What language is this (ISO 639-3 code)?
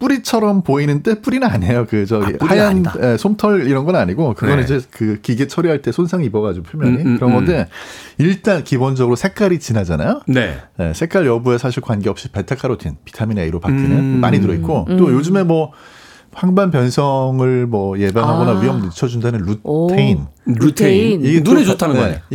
kor